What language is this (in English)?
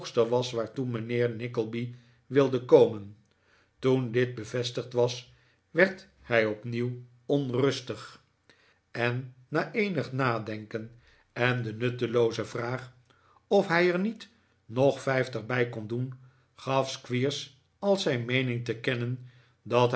Dutch